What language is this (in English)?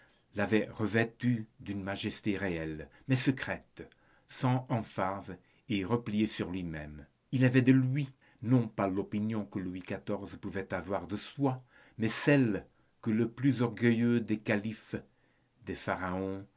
French